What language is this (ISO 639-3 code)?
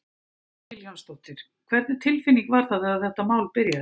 isl